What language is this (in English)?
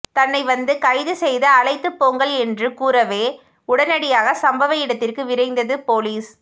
Tamil